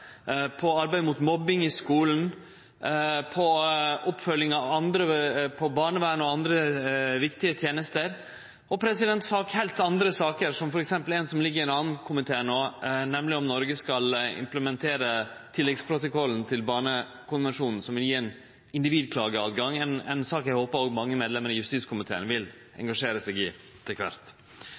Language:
Norwegian Nynorsk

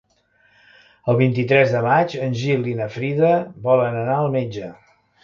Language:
Catalan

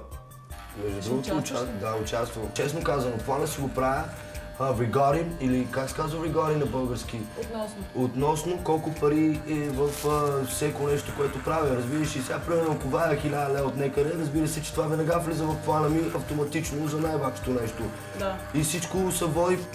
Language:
Bulgarian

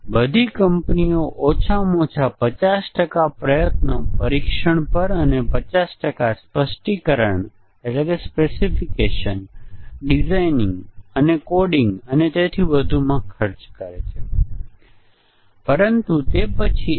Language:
Gujarati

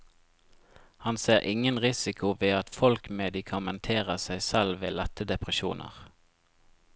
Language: Norwegian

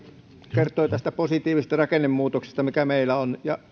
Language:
Finnish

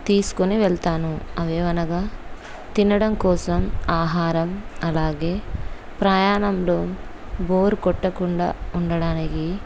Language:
Telugu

